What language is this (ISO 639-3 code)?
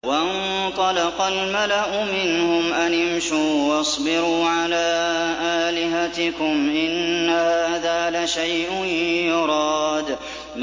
ara